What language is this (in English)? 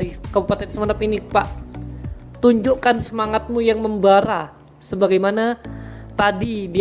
Indonesian